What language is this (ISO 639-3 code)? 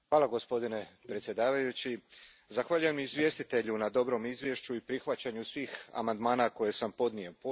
hrv